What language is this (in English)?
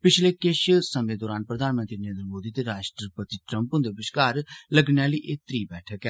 Dogri